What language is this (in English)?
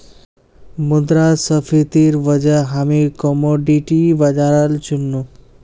Magahi